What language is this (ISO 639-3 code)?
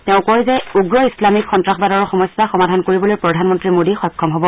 asm